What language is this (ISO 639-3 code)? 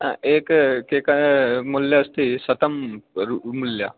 san